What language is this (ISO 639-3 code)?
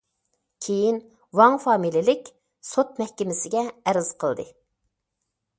uig